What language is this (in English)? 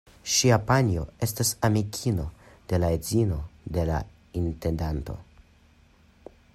Esperanto